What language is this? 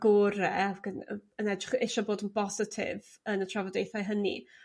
Welsh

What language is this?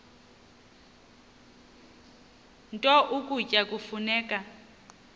Xhosa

